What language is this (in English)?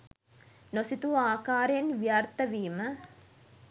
Sinhala